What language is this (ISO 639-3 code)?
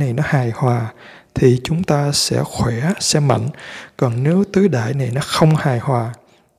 vie